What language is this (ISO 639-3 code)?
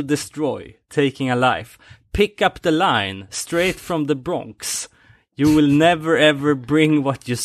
swe